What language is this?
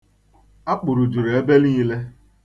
Igbo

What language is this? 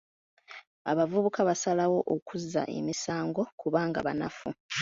Ganda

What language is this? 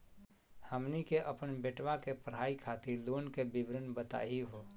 Magahi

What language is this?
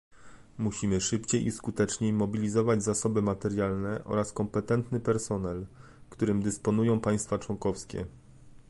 Polish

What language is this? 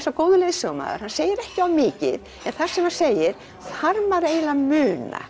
Icelandic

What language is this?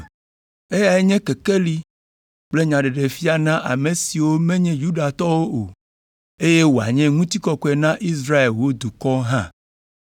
Ewe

